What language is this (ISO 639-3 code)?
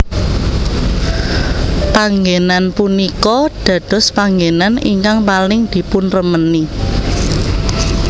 jav